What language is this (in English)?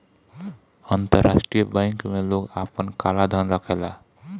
Bhojpuri